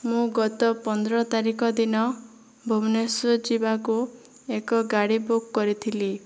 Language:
Odia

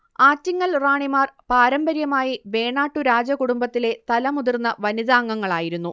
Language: Malayalam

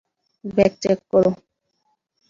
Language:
Bangla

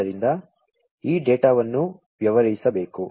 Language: Kannada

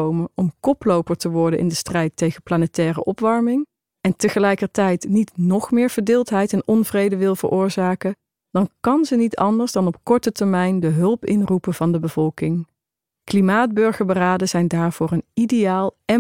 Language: Dutch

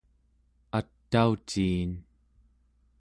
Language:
Central Yupik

